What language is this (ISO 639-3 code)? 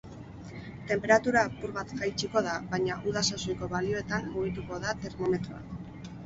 eus